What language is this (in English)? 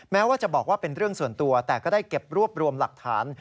Thai